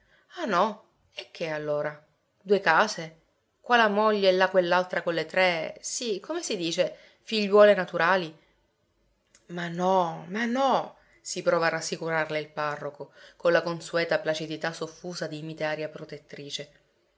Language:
Italian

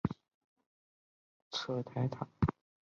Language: Chinese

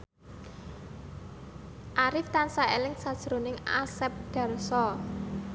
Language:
Javanese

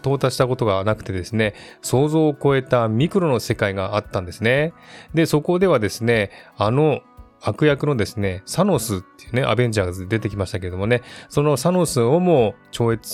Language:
Japanese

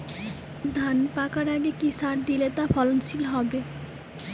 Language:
Bangla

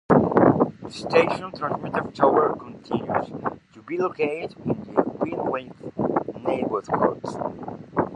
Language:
English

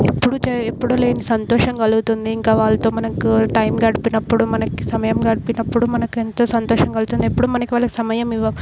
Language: Telugu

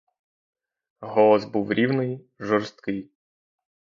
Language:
Ukrainian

